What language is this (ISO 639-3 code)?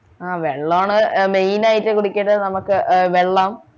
mal